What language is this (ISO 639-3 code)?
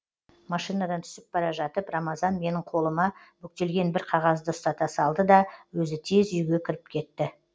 kaz